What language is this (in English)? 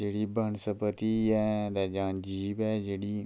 Dogri